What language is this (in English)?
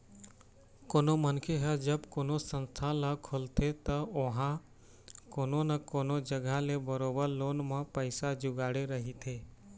Chhattisgarhi